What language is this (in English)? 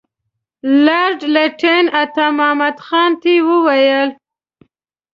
Pashto